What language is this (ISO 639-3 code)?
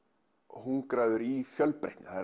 isl